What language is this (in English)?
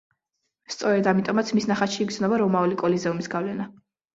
Georgian